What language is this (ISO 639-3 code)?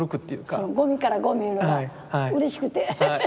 jpn